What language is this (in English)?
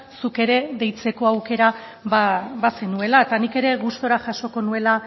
Basque